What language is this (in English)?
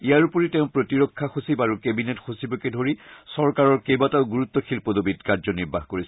Assamese